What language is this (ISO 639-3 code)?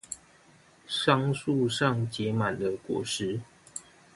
zho